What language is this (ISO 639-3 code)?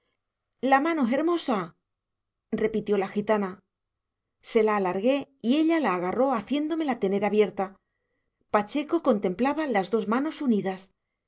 spa